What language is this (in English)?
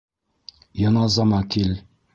Bashkir